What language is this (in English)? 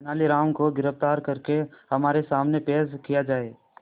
Hindi